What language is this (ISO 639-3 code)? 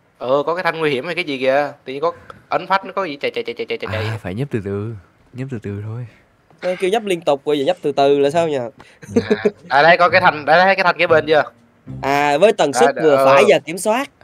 vie